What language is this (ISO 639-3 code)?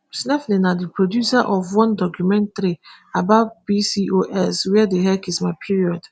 pcm